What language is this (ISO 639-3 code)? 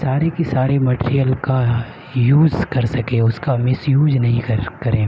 urd